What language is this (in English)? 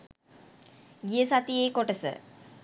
Sinhala